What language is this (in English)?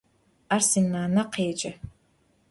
Adyghe